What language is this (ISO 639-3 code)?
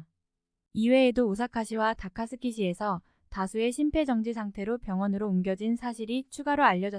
kor